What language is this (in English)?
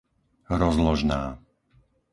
Slovak